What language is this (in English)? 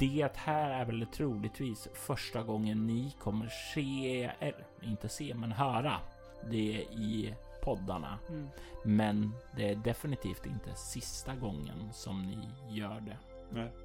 Swedish